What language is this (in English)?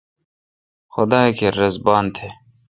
Kalkoti